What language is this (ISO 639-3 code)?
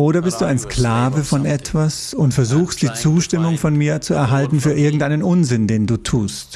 deu